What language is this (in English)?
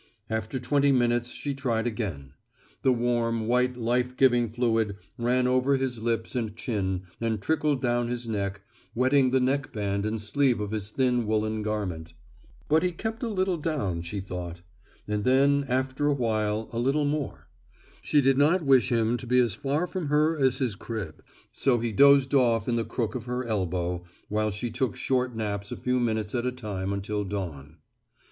English